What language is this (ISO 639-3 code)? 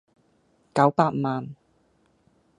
yue